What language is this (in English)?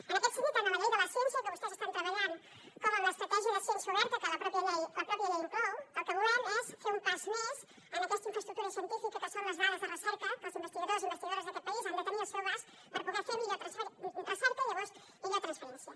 Catalan